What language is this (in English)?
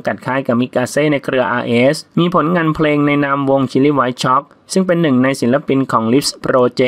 Thai